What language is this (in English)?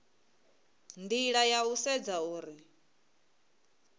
Venda